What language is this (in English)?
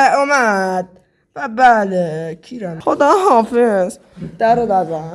Persian